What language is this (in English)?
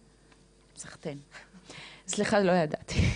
Hebrew